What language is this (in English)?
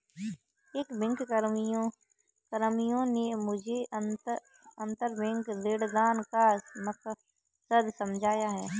Hindi